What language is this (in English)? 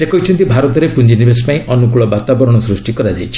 Odia